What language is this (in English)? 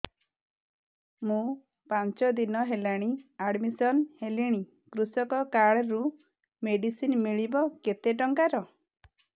Odia